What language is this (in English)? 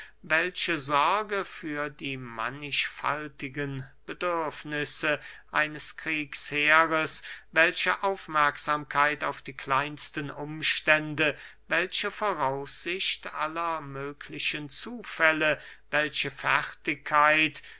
German